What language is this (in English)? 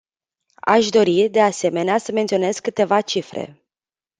Romanian